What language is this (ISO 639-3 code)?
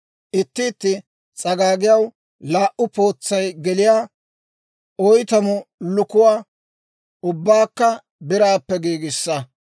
dwr